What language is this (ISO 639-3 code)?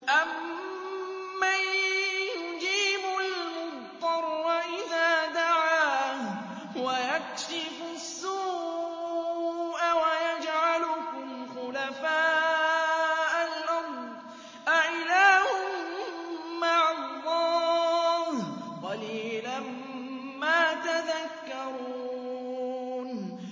ara